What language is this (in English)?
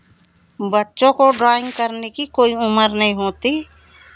Hindi